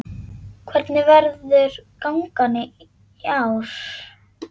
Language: Icelandic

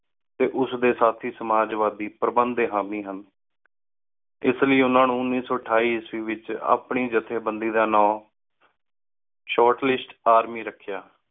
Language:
Punjabi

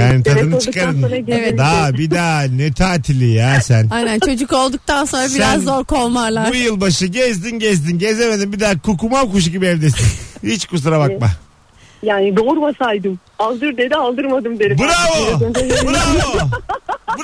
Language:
Turkish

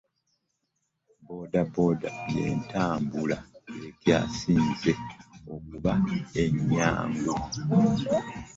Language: Ganda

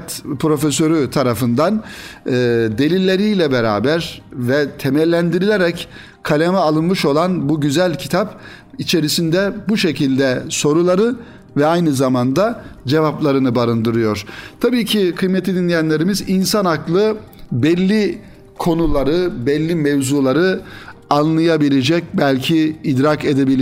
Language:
Turkish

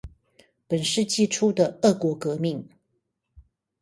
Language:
Chinese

